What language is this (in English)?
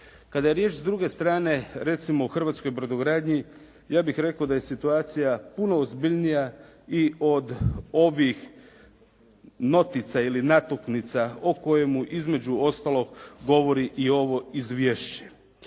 Croatian